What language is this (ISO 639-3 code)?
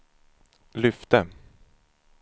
swe